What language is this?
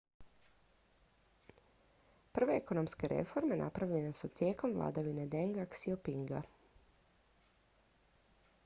Croatian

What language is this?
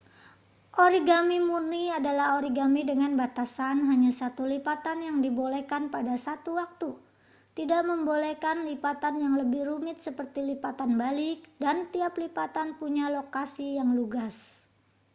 Indonesian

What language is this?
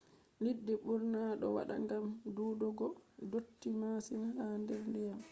Fula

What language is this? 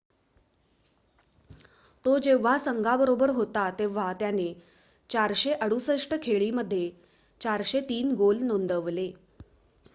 Marathi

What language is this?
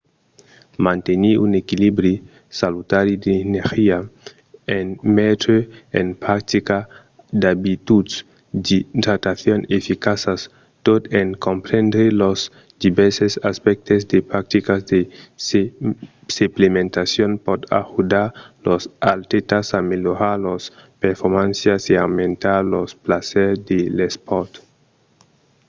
Occitan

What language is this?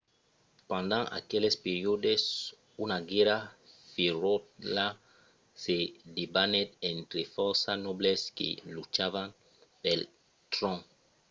Occitan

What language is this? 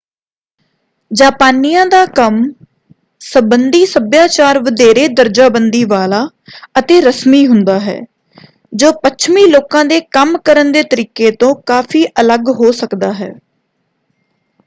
Punjabi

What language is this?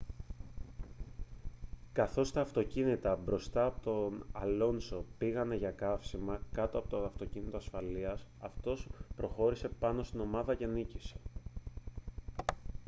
Greek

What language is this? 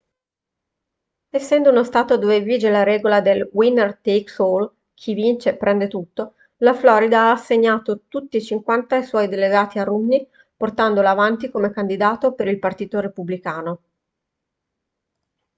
Italian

